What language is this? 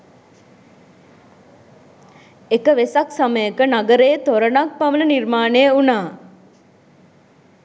Sinhala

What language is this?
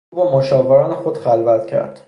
Persian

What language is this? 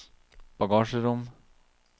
Norwegian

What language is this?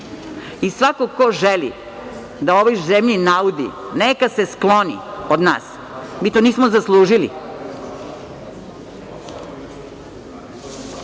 Serbian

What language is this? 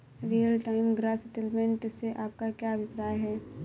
Hindi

